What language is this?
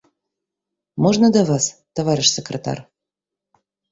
Belarusian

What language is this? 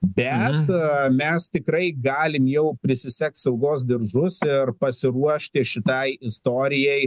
Lithuanian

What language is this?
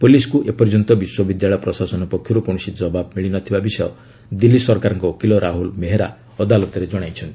Odia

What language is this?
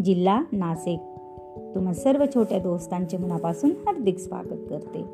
Marathi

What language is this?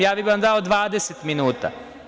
Serbian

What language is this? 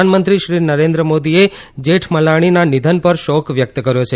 Gujarati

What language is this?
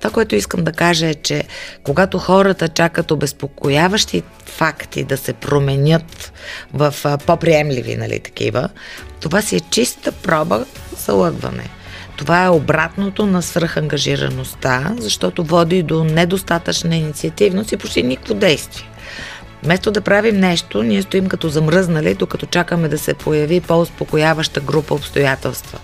Bulgarian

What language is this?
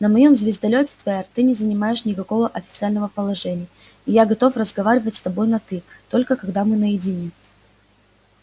Russian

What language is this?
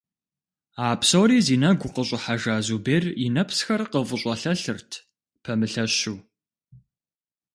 Kabardian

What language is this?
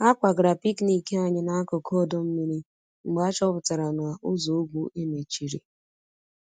Igbo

